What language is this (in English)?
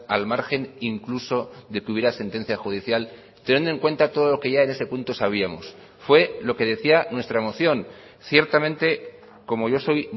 Spanish